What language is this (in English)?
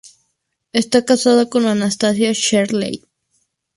Spanish